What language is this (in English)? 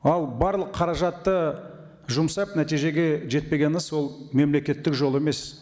Kazakh